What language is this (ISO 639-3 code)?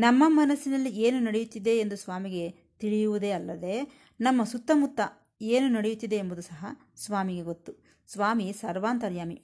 kan